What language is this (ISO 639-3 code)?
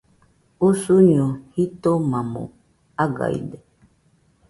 hux